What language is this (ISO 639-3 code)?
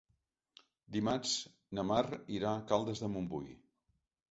cat